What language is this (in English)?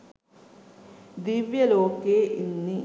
Sinhala